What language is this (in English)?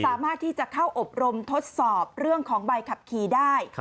Thai